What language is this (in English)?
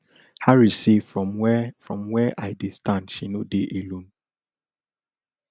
Nigerian Pidgin